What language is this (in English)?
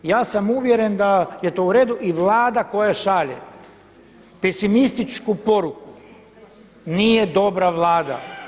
Croatian